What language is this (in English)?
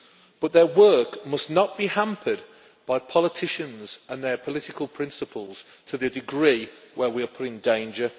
English